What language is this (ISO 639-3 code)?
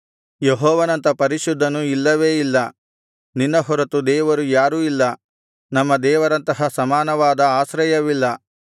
kan